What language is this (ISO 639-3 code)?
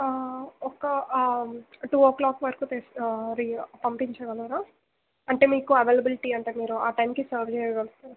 tel